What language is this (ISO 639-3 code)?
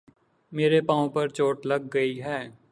urd